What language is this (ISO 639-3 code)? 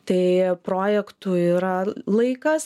lit